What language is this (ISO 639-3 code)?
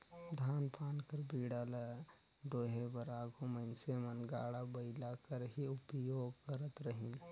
hne